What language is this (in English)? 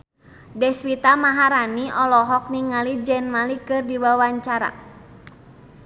Sundanese